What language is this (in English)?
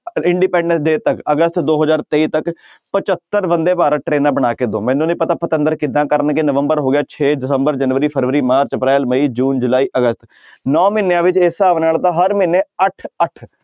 Punjabi